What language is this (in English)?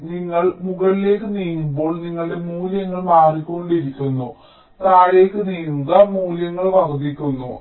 Malayalam